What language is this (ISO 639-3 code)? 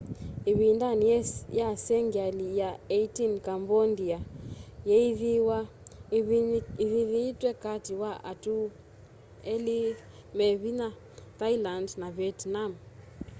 kam